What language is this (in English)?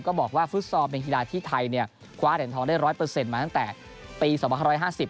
Thai